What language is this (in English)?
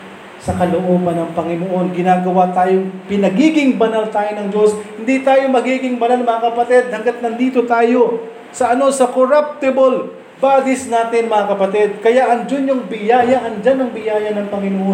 Filipino